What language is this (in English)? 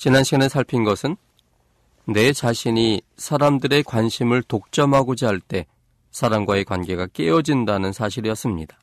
Korean